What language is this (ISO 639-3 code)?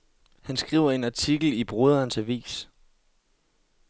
dan